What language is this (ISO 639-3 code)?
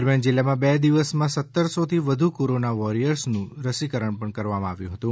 guj